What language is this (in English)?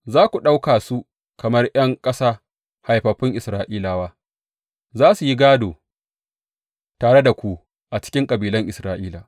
Hausa